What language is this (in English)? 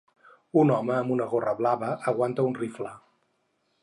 Catalan